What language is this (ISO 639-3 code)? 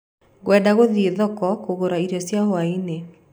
kik